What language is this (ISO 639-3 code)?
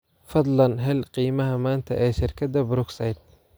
som